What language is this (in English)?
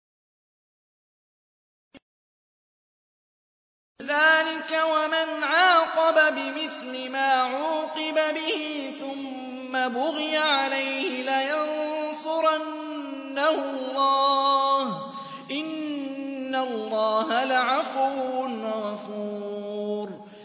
Arabic